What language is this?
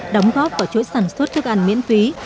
Vietnamese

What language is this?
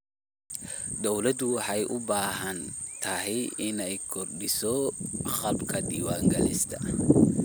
Somali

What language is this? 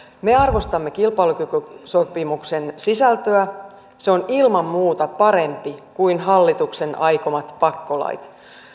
Finnish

